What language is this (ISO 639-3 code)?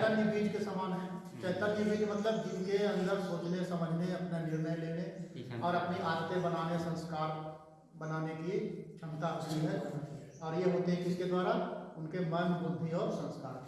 hin